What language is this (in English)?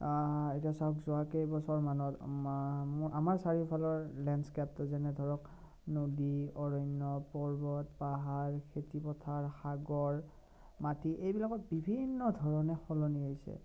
Assamese